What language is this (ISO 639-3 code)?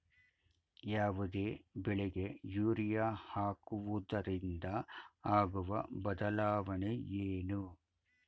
kan